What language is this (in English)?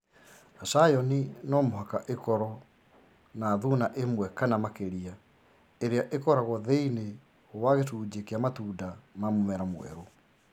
Kikuyu